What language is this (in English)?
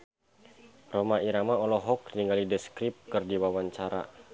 Sundanese